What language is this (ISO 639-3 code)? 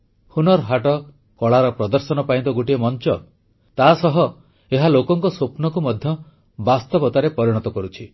ori